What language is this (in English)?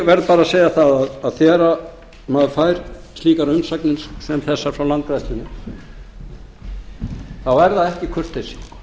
Icelandic